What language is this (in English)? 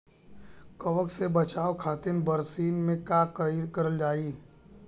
Bhojpuri